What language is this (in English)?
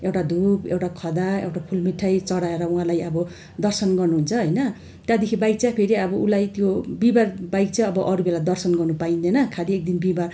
Nepali